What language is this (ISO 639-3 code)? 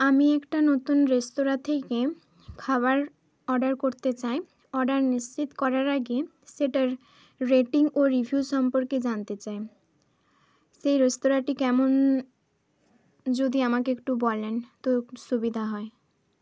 ben